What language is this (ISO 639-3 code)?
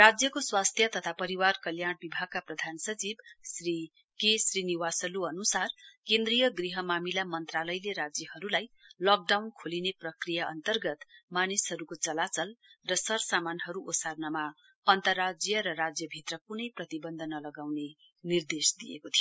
nep